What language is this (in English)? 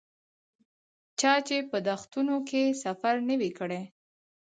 Pashto